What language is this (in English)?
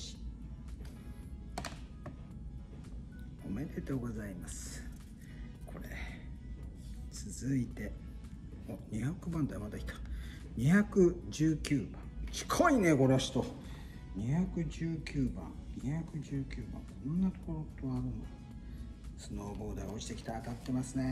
Japanese